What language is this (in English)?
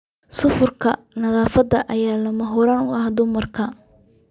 Somali